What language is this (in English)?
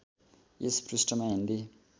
Nepali